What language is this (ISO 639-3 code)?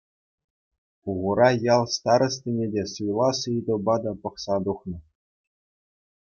chv